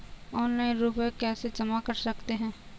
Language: Hindi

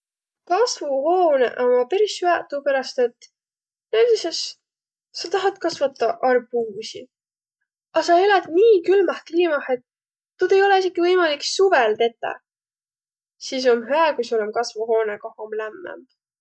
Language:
Võro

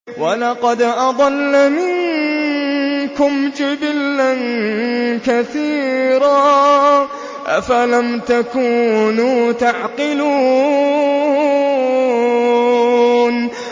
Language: Arabic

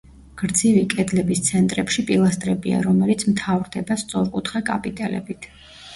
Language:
Georgian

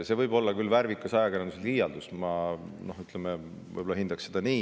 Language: Estonian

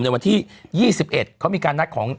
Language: Thai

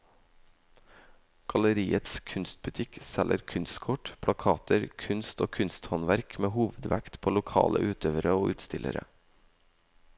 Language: Norwegian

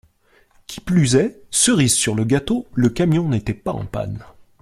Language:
French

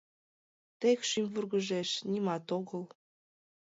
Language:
Mari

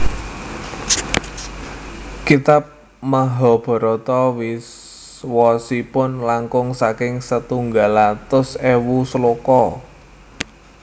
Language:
Javanese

